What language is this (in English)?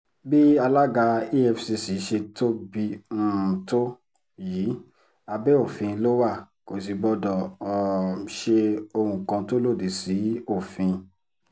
Yoruba